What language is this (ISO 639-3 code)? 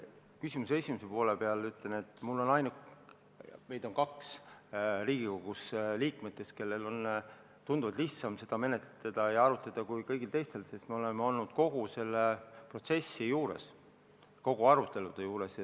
est